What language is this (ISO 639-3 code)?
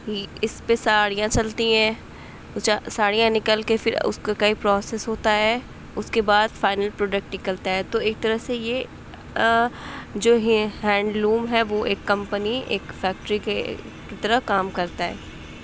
urd